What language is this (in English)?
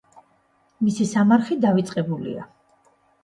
Georgian